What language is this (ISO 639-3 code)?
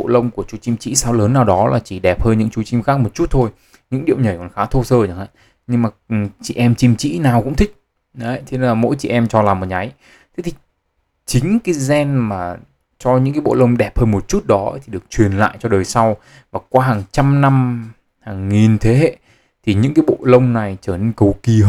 vie